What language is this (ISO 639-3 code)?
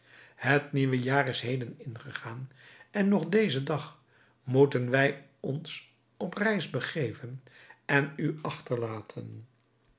nld